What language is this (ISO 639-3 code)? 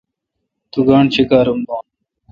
xka